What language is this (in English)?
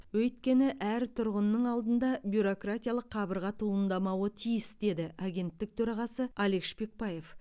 Kazakh